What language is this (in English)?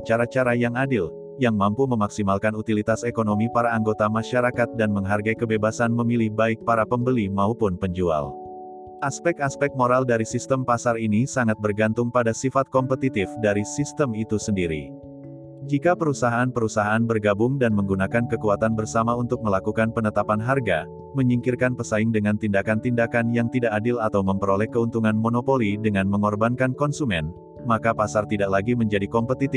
Indonesian